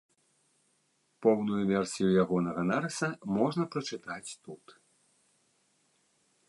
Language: Belarusian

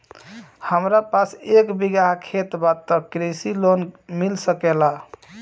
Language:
Bhojpuri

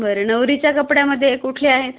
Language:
Marathi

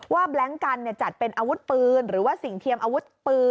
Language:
Thai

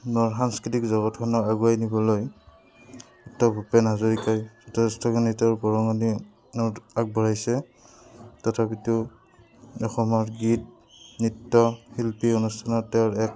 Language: Assamese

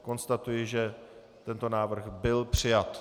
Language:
Czech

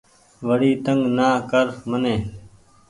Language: Goaria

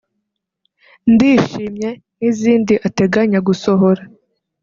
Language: Kinyarwanda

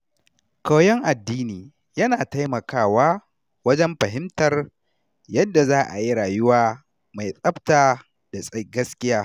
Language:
Hausa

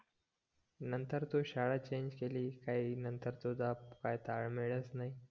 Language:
Marathi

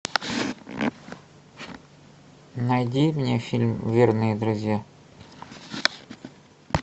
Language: Russian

